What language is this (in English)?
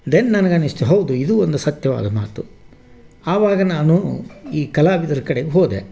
Kannada